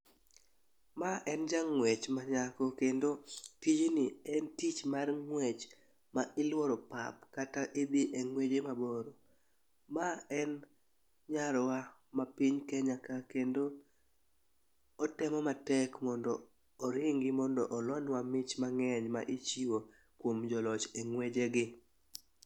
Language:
Luo (Kenya and Tanzania)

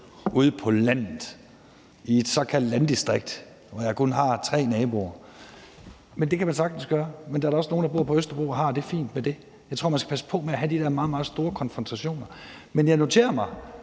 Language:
Danish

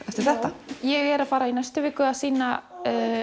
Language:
Icelandic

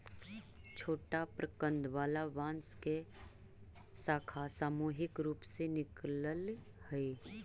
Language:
Magahi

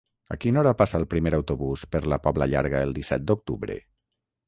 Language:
Catalan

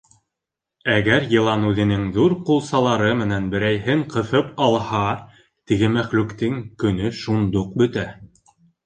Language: Bashkir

